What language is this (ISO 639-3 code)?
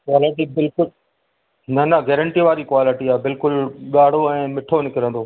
snd